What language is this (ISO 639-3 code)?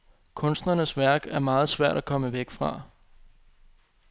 dan